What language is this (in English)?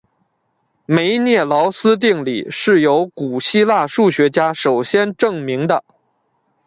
Chinese